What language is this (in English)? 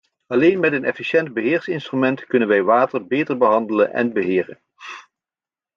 Dutch